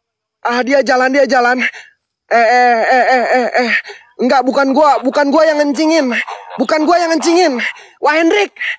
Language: Indonesian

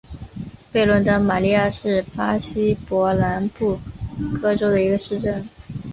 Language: Chinese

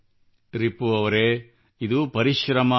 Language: Kannada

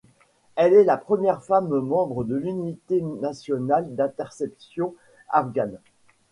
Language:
French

